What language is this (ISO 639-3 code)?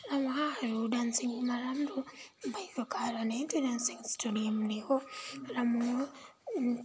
nep